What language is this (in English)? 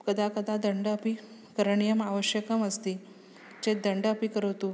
Sanskrit